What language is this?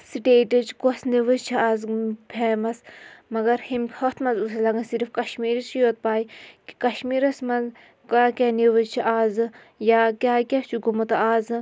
Kashmiri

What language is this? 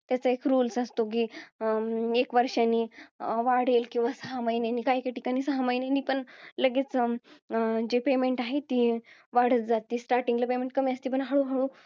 Marathi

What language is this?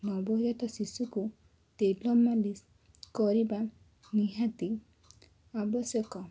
Odia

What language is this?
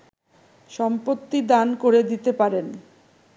Bangla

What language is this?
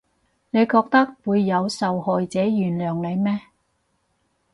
Cantonese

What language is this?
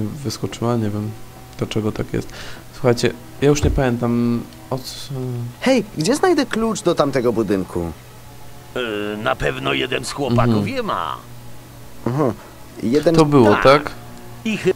Polish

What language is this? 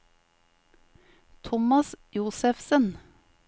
Norwegian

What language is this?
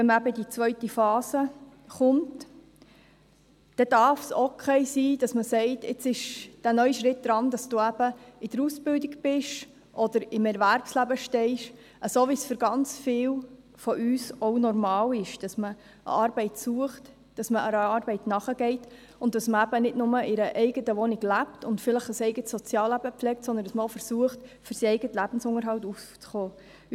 Swiss German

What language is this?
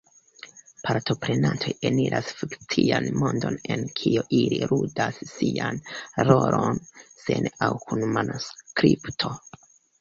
Esperanto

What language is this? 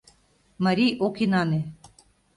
Mari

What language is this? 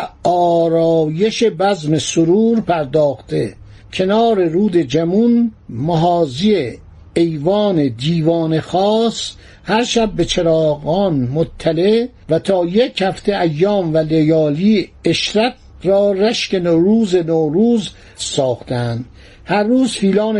Persian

